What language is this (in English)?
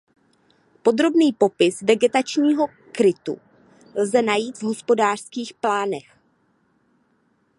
Czech